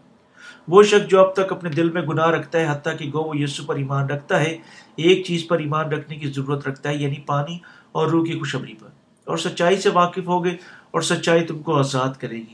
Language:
Urdu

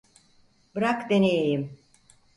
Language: Turkish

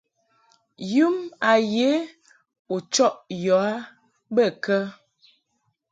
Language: Mungaka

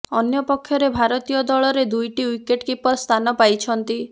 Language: Odia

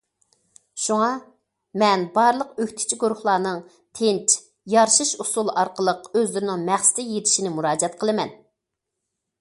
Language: Uyghur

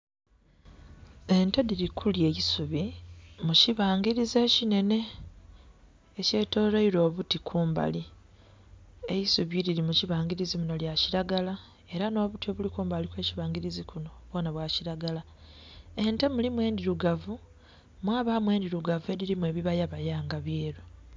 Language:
Soga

